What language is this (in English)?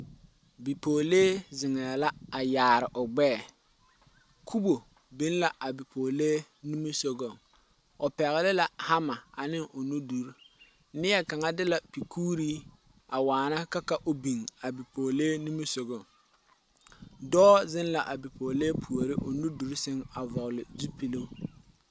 Southern Dagaare